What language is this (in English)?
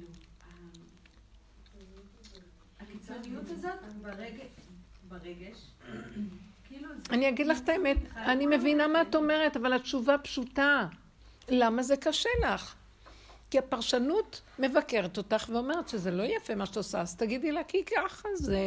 Hebrew